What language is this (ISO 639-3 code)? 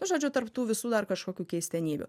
lit